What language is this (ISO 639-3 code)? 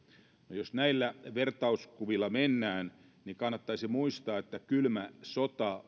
fin